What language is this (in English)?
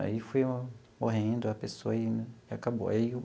Portuguese